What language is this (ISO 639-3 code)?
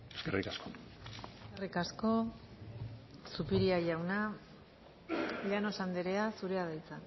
eus